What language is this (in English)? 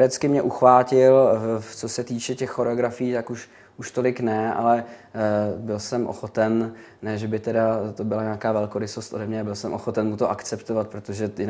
Czech